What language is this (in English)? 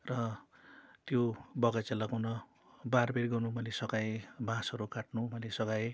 Nepali